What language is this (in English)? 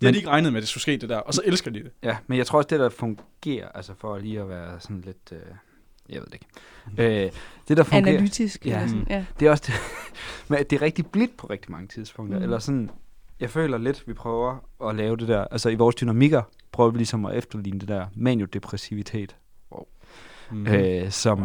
Danish